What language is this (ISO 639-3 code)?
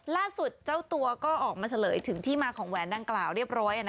tha